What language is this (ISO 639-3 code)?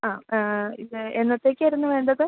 mal